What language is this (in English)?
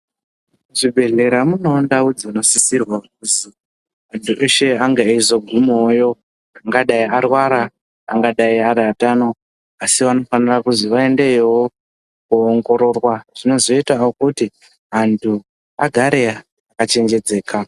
Ndau